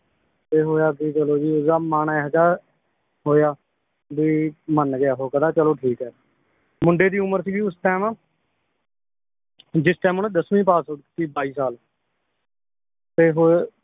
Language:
Punjabi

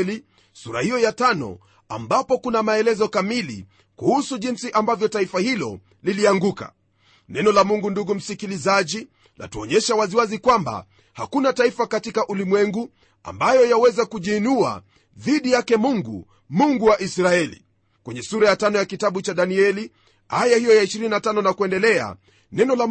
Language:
Swahili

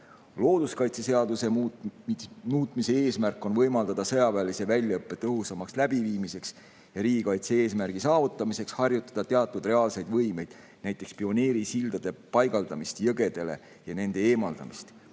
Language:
Estonian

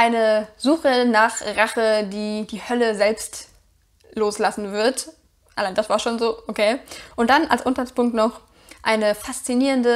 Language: German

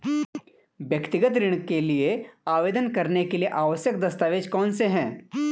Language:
Hindi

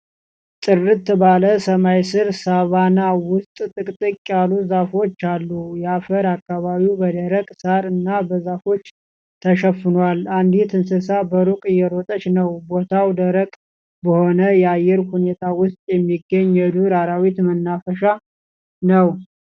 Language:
Amharic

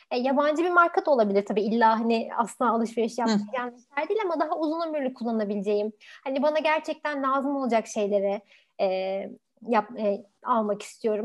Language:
Turkish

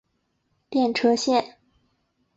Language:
Chinese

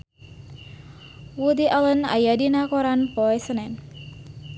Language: Sundanese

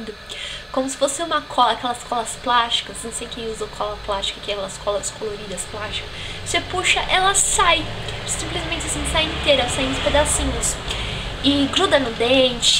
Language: Portuguese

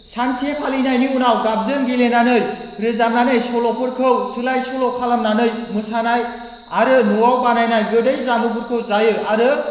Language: Bodo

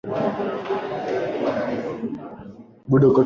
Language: Swahili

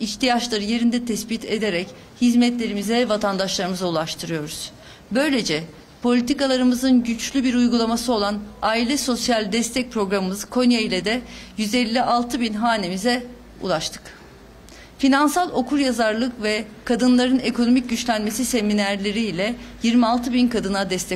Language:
Turkish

